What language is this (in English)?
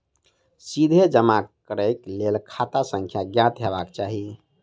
Maithili